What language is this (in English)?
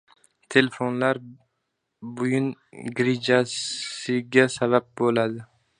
Uzbek